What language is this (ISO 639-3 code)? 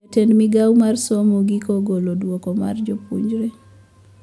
luo